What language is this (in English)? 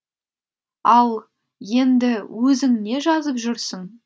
Kazakh